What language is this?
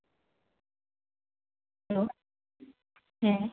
Santali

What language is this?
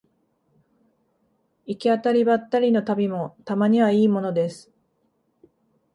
Japanese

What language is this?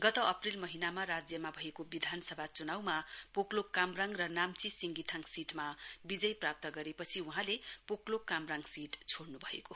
Nepali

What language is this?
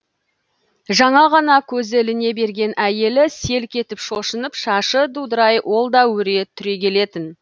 Kazakh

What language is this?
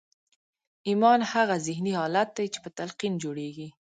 Pashto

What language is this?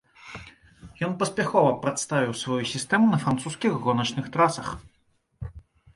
Belarusian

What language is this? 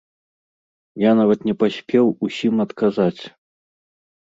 Belarusian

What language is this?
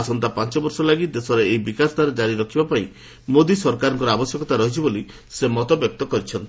Odia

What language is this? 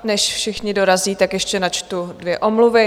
Czech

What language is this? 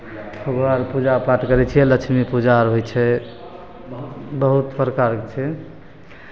Maithili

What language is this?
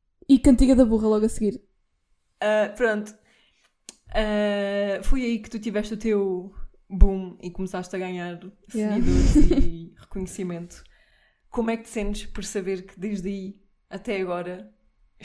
Portuguese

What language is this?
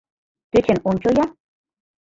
Mari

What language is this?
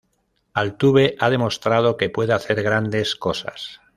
Spanish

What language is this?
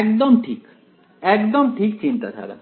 Bangla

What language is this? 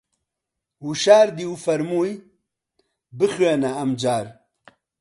Central Kurdish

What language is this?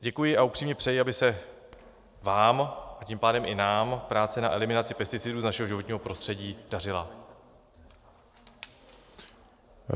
Czech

